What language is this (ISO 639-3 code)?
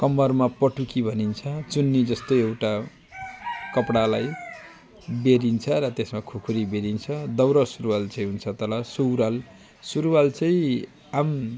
nep